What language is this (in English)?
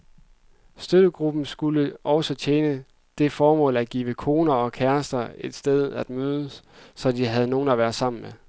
Danish